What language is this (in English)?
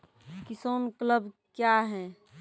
Maithili